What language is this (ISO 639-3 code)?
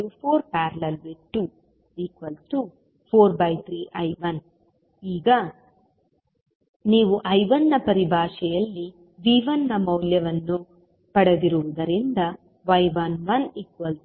kan